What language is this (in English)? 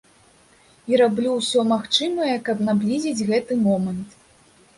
Belarusian